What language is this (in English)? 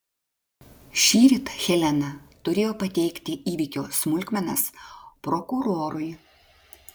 Lithuanian